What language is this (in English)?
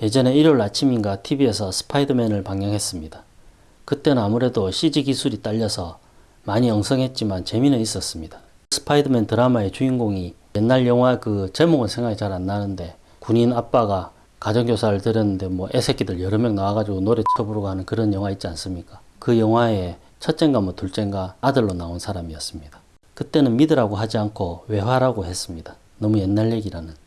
Korean